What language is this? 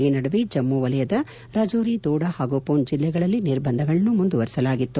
Kannada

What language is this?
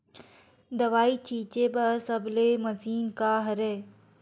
Chhattisgarhi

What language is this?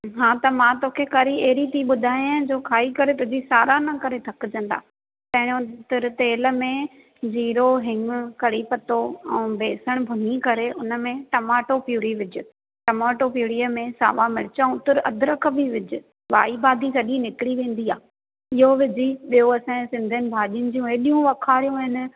Sindhi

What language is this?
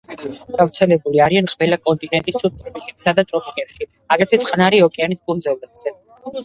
Georgian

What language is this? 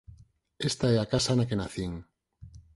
Galician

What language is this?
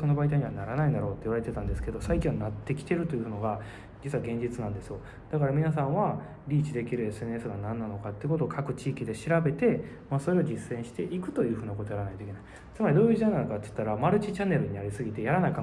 Japanese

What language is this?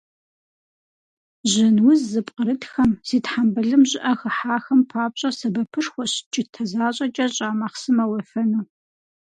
Kabardian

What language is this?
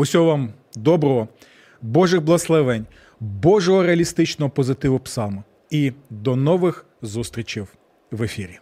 Ukrainian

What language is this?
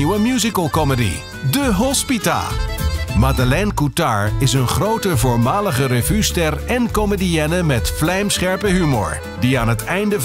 Dutch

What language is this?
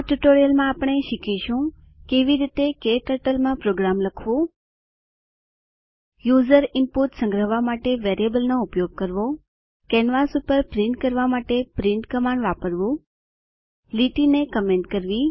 Gujarati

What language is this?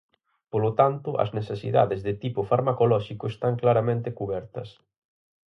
Galician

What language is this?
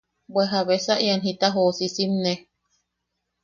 Yaqui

